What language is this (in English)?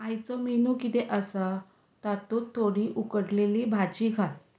Konkani